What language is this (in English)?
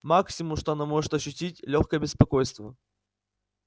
Russian